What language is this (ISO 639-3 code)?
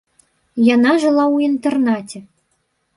bel